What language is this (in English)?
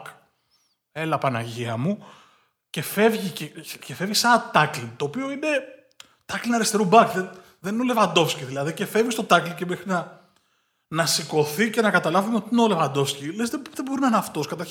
Greek